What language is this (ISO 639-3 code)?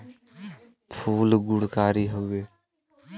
bho